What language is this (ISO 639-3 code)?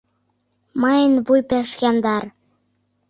chm